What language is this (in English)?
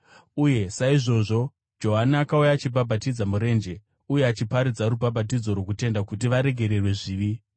Shona